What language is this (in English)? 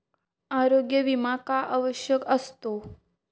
Marathi